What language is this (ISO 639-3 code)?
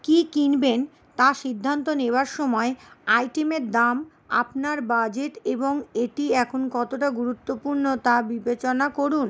ben